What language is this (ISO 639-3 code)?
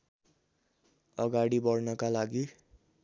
nep